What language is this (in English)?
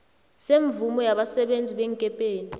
South Ndebele